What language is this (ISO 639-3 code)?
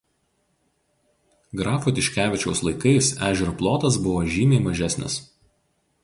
lit